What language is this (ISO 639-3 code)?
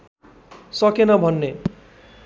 nep